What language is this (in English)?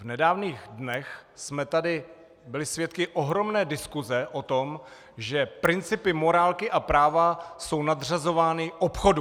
Czech